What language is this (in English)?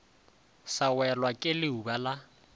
Northern Sotho